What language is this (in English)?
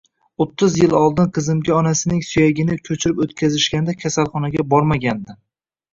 Uzbek